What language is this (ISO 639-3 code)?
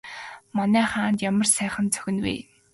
mon